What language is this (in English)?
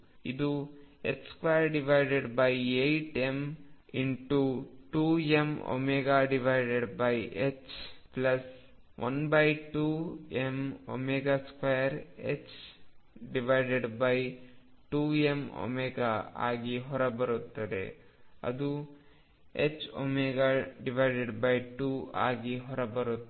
Kannada